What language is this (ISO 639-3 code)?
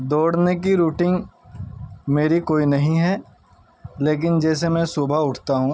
urd